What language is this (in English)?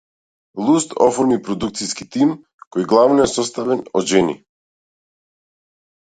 Macedonian